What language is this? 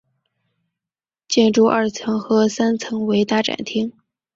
Chinese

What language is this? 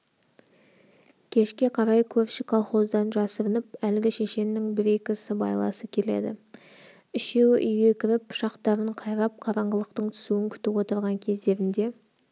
Kazakh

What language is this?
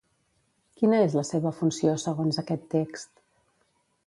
Catalan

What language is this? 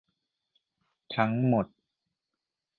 Thai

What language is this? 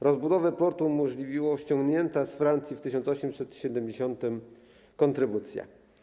Polish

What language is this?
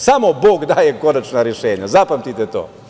Serbian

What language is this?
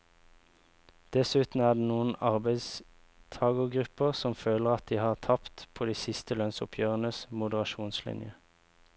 Norwegian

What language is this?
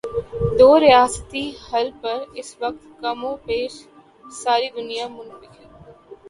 Urdu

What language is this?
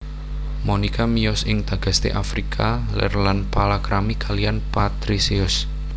Javanese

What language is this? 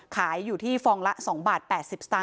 Thai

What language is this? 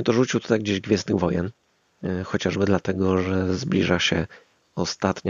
Polish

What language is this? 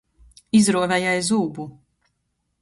Latgalian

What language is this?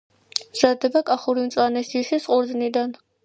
Georgian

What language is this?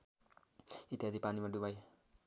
Nepali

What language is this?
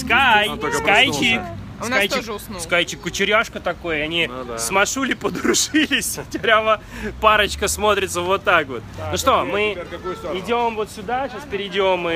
Russian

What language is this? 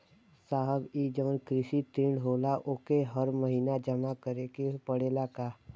Bhojpuri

